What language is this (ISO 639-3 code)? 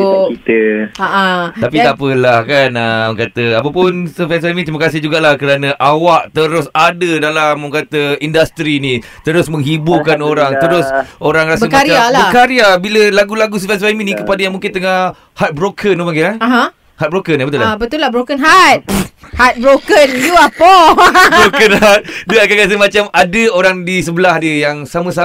msa